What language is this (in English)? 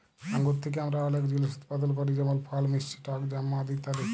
Bangla